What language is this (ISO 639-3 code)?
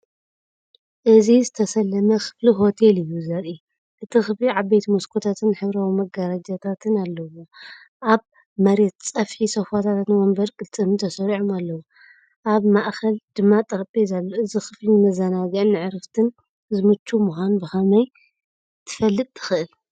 tir